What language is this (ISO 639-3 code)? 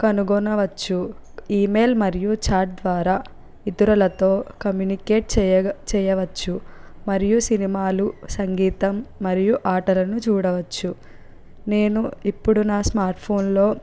tel